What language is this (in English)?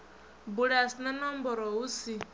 Venda